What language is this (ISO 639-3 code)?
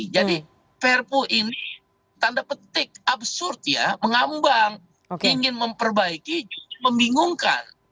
ind